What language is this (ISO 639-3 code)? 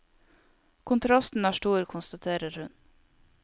nor